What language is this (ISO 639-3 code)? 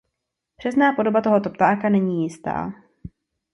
ces